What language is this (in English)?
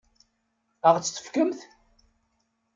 Kabyle